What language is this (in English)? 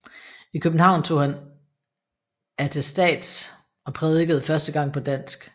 Danish